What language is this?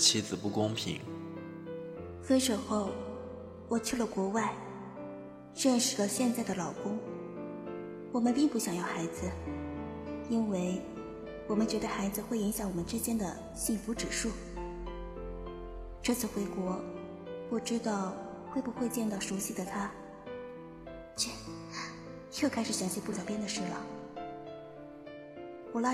Chinese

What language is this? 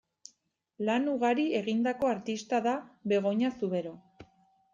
Basque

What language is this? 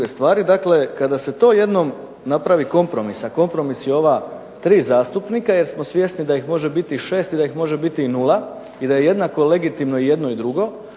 Croatian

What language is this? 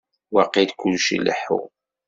Kabyle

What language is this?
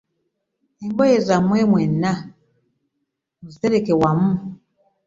Ganda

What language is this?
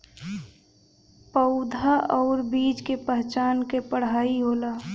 Bhojpuri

